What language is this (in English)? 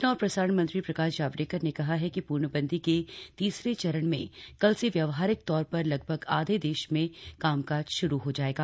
Hindi